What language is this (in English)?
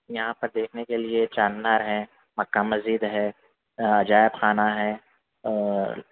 Urdu